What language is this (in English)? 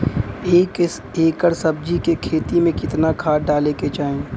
Bhojpuri